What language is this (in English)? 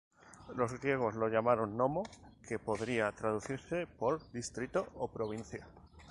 Spanish